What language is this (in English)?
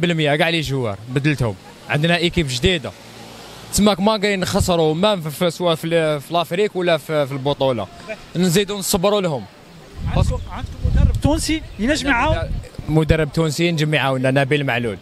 Arabic